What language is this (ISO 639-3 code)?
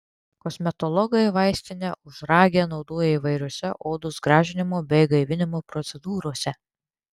lit